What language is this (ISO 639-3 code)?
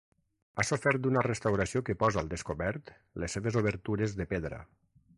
cat